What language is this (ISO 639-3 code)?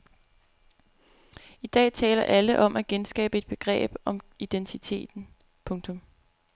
dan